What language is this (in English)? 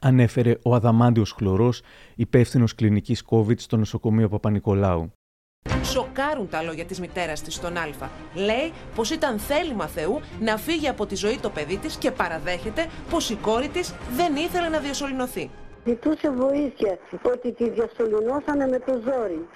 Greek